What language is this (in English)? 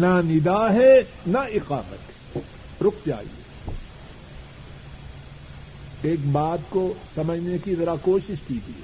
Urdu